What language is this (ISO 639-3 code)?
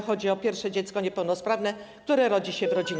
pol